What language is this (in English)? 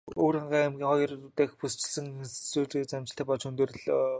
Mongolian